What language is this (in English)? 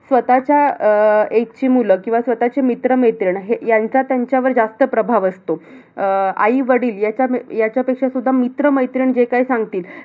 Marathi